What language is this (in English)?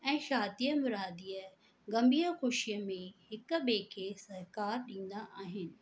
Sindhi